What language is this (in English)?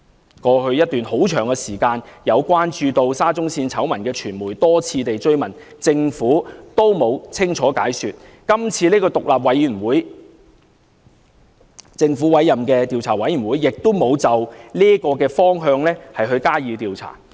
Cantonese